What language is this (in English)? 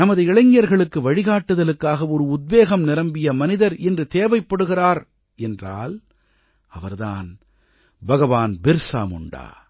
Tamil